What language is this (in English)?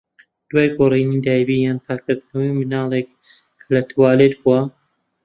Central Kurdish